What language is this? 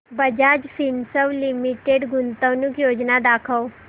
Marathi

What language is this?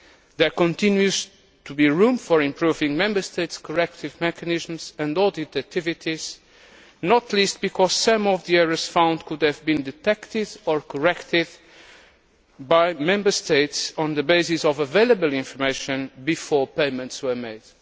English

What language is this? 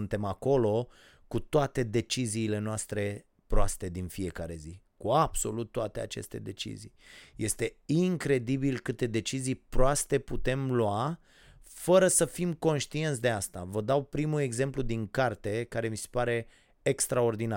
Romanian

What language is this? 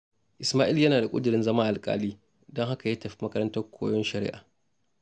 Hausa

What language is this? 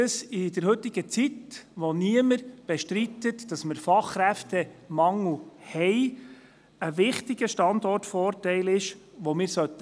Swiss German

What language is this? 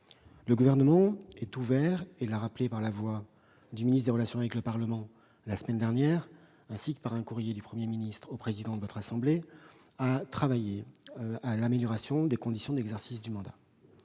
French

